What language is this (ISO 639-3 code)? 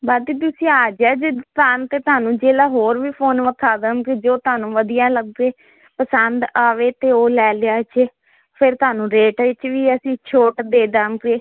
pan